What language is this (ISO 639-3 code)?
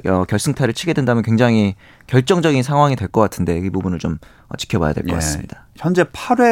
kor